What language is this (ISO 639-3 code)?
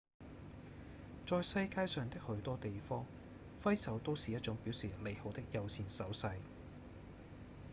yue